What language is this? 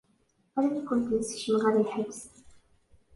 Kabyle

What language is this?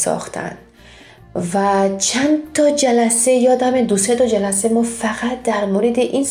Persian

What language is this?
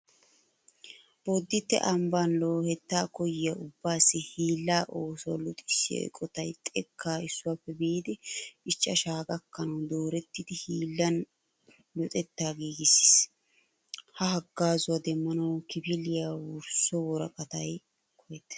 Wolaytta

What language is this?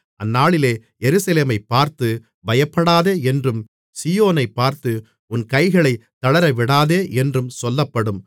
Tamil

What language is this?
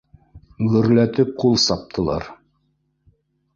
Bashkir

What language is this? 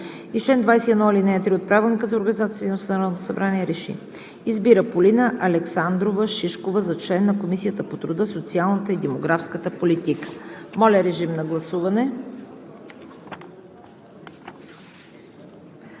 Bulgarian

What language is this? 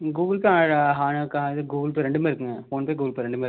Tamil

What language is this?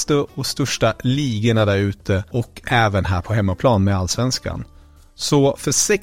Swedish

